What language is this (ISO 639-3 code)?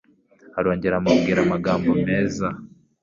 kin